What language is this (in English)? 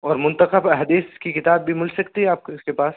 Urdu